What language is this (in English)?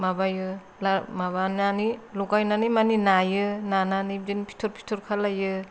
Bodo